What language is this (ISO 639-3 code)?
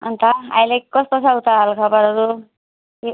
nep